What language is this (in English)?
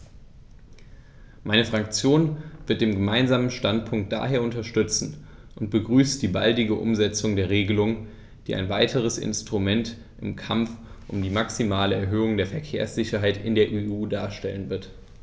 German